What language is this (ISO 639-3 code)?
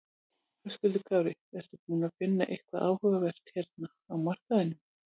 isl